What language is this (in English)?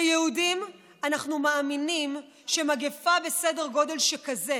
Hebrew